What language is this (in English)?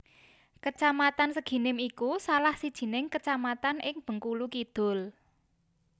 Javanese